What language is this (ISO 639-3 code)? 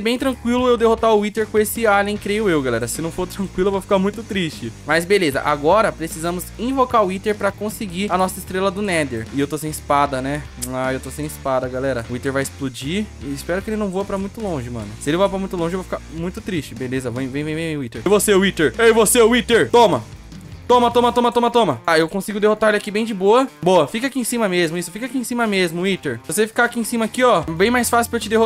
por